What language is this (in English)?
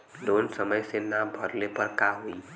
Bhojpuri